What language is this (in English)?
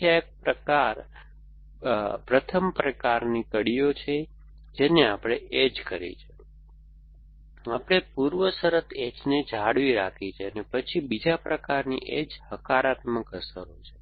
Gujarati